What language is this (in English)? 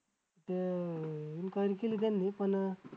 Marathi